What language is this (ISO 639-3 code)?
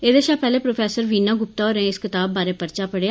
doi